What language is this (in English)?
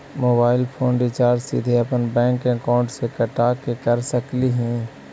Magahi